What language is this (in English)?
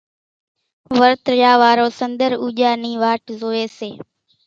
Kachi Koli